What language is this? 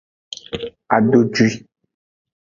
Aja (Benin)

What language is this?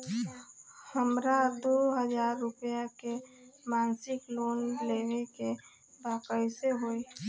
Bhojpuri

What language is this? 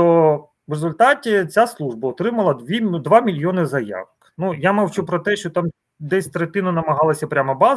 Ukrainian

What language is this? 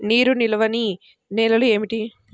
Telugu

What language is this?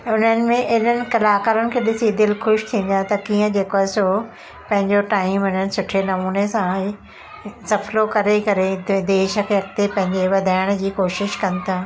Sindhi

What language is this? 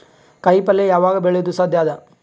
Kannada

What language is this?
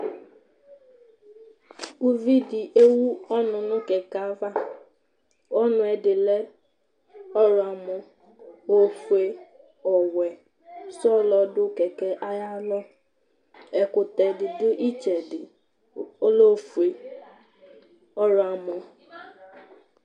Ikposo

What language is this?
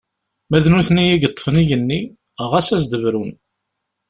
Kabyle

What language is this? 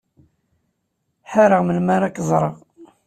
Kabyle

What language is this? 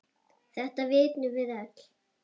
Icelandic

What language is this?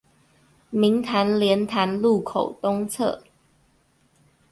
Chinese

